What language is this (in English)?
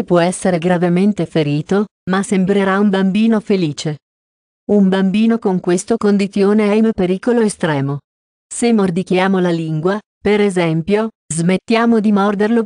Italian